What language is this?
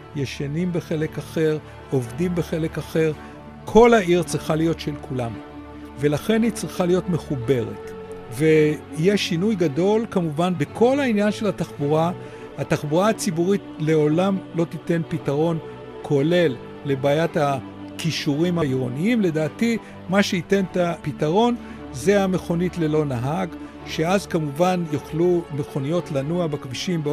Hebrew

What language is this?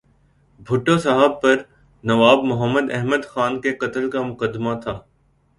Urdu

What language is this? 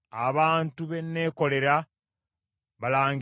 Ganda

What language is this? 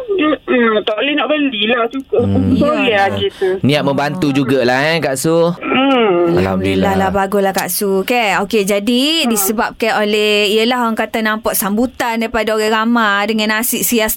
Malay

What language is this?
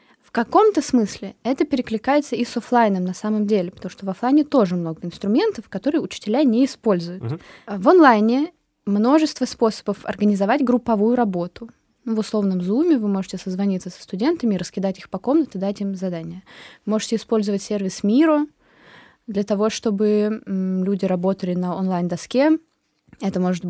Russian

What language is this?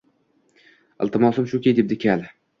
Uzbek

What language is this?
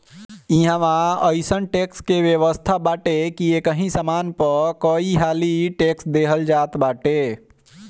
Bhojpuri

